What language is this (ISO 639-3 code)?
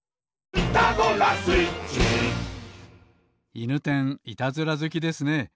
jpn